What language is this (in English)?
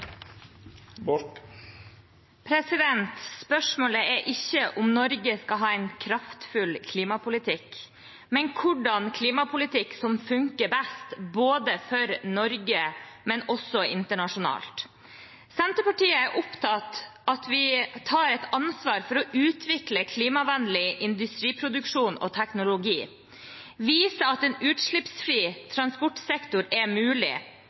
Norwegian